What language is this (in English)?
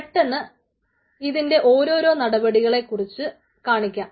Malayalam